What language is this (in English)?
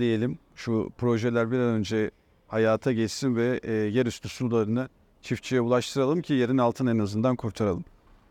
Turkish